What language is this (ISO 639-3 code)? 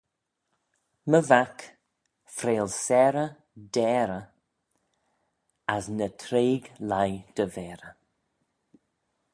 glv